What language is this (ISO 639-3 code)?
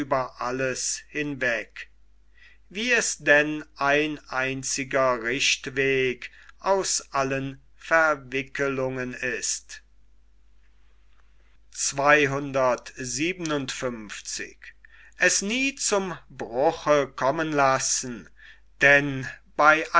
deu